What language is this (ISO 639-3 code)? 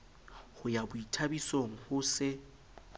sot